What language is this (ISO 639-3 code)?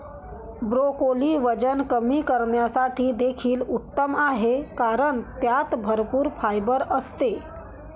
mar